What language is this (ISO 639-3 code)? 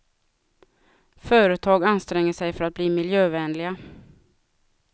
swe